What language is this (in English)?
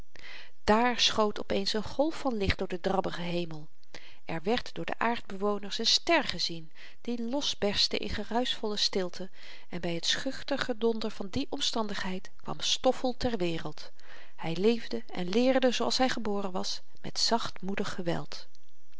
Dutch